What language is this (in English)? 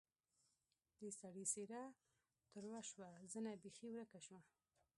Pashto